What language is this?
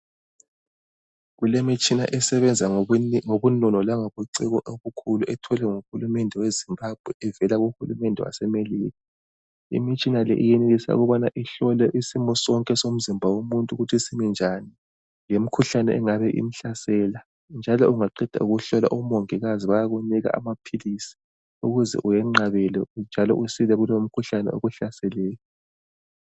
North Ndebele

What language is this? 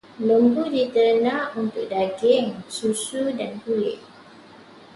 Malay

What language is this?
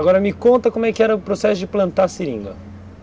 Portuguese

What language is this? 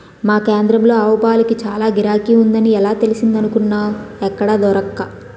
Telugu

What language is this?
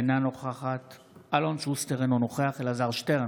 Hebrew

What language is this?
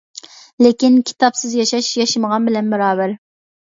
Uyghur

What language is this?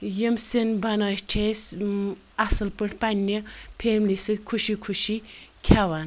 Kashmiri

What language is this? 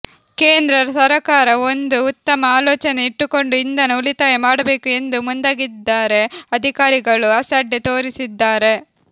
Kannada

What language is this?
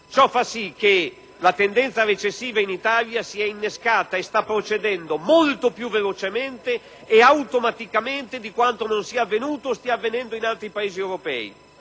Italian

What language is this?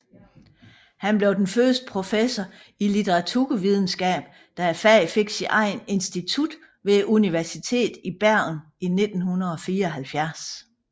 Danish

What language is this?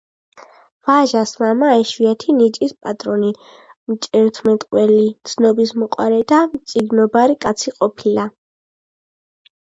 Georgian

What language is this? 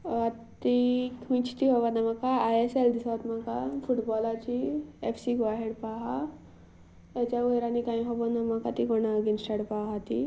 Konkani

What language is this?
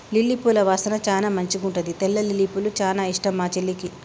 Telugu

